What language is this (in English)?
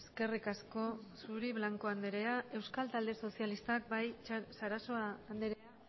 Basque